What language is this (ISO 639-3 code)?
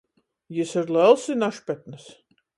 ltg